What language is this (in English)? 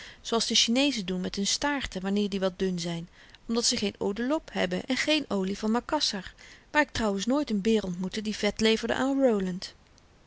Dutch